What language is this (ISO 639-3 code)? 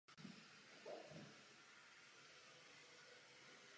ces